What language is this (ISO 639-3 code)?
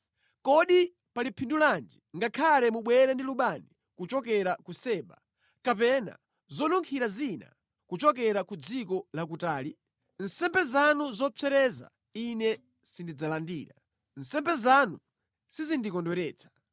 nya